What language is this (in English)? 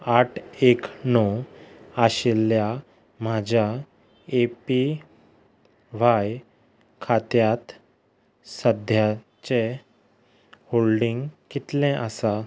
Konkani